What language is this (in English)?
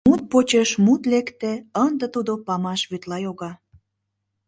Mari